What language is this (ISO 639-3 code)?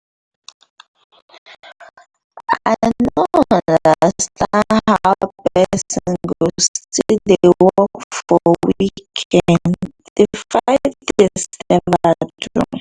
pcm